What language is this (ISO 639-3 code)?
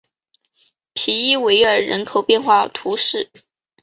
zho